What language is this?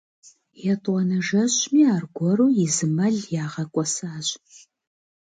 Kabardian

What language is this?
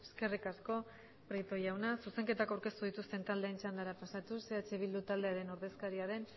Basque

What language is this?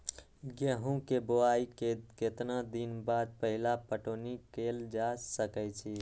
Magahi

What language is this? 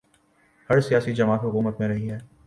Urdu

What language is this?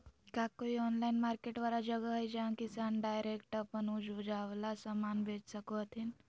Magahi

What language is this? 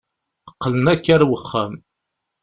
Kabyle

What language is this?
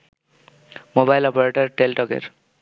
Bangla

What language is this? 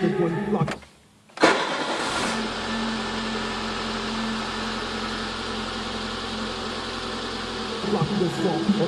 French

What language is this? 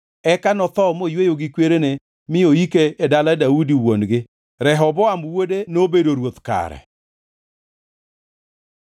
Luo (Kenya and Tanzania)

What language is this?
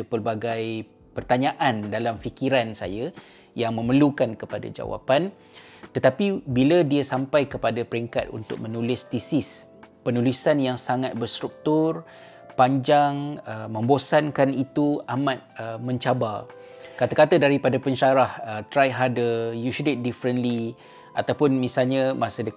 Malay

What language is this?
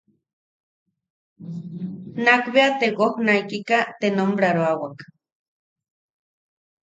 Yaqui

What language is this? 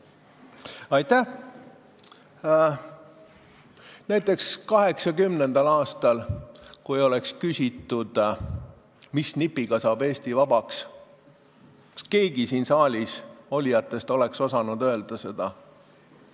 Estonian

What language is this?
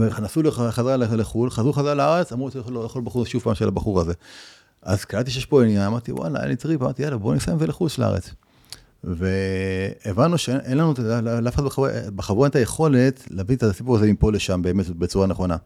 Hebrew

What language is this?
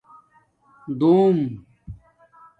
Domaaki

